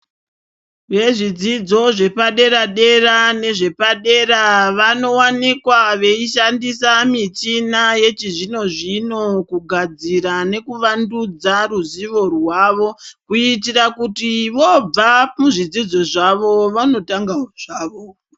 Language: Ndau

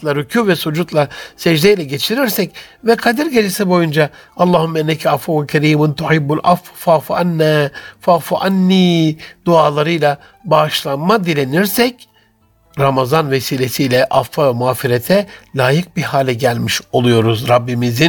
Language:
Turkish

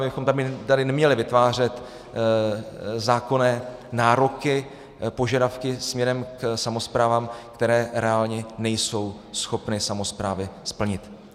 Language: Czech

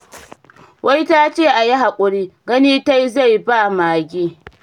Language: Hausa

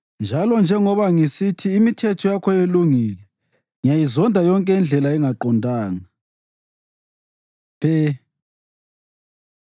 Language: North Ndebele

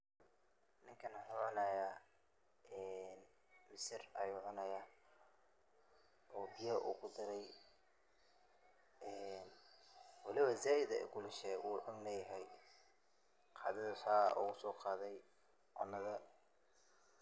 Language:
Somali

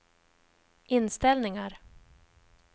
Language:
Swedish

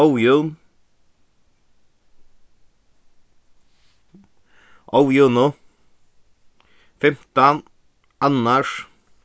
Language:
Faroese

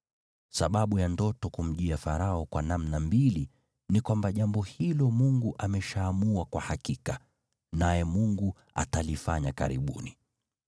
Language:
Swahili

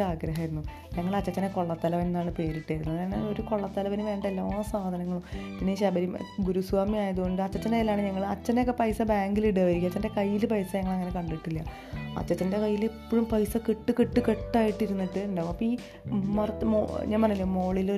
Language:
Malayalam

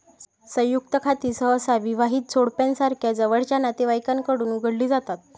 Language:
Marathi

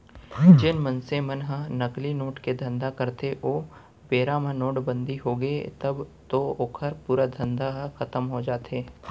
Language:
Chhattisgarhi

